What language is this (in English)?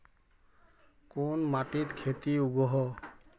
Magahi